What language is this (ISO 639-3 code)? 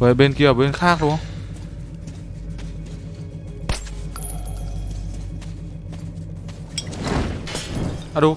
vie